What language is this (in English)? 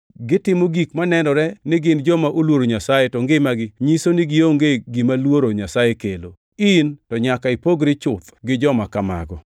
Luo (Kenya and Tanzania)